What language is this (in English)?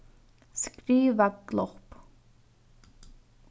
Faroese